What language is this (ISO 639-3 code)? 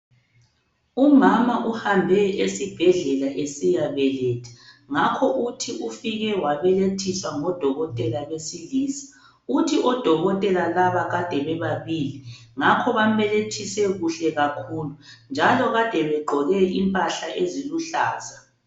nde